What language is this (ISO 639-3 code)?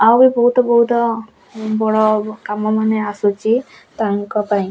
ori